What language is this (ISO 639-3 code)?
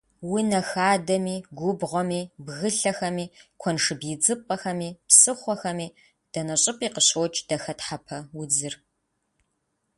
kbd